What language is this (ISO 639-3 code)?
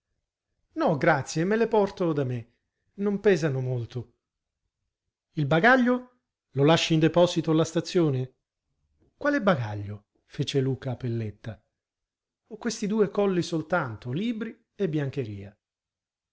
ita